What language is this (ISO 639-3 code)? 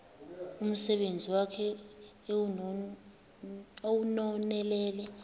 xho